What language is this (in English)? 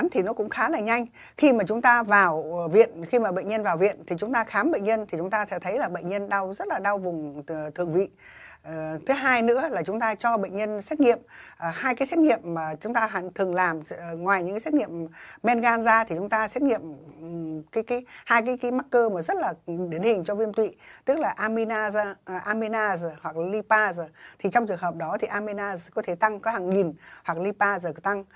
Vietnamese